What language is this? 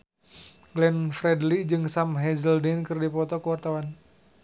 Sundanese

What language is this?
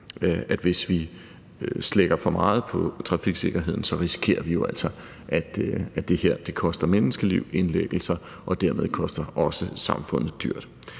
Danish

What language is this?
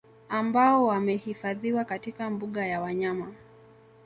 Swahili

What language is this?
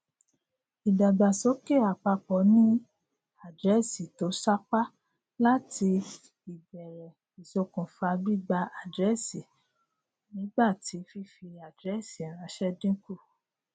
Yoruba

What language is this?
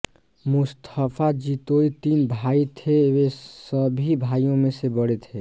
Hindi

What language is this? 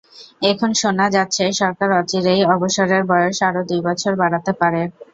Bangla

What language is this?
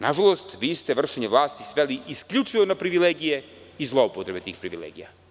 Serbian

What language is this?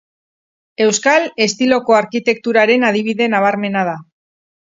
Basque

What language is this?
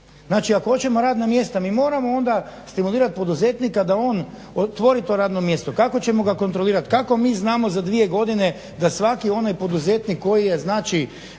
Croatian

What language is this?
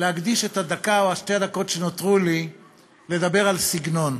Hebrew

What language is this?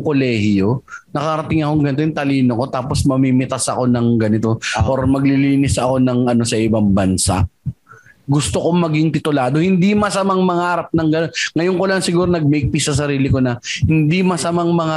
Filipino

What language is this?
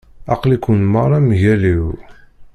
Kabyle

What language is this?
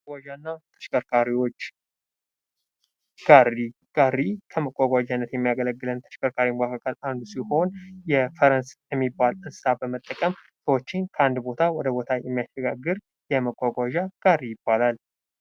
Amharic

